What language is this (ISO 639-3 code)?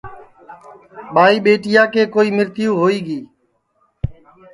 ssi